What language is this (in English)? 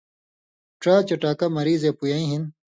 Indus Kohistani